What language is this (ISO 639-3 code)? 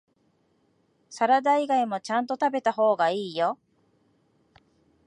jpn